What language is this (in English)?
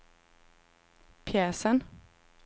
Swedish